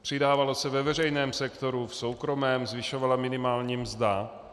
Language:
Czech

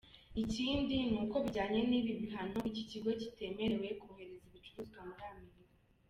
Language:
Kinyarwanda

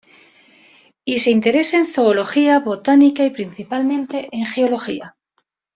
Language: Spanish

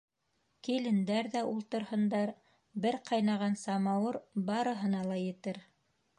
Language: Bashkir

